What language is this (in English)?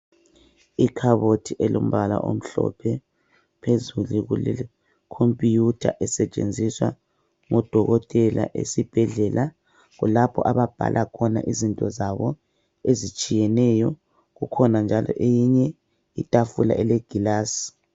North Ndebele